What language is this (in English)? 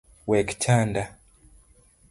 Luo (Kenya and Tanzania)